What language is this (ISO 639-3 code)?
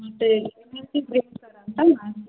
kan